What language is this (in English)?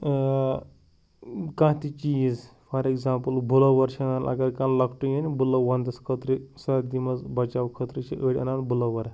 Kashmiri